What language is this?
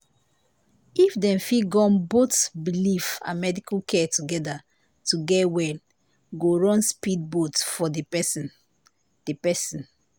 Nigerian Pidgin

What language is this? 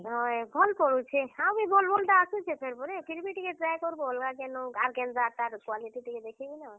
Odia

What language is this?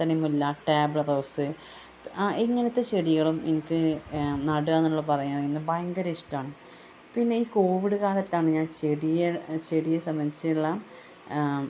Malayalam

